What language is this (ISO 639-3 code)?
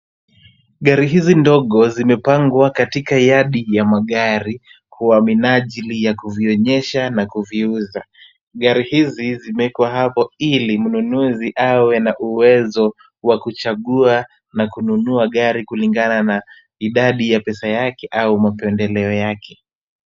swa